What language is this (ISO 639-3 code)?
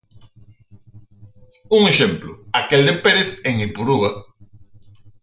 glg